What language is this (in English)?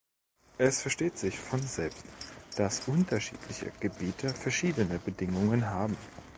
German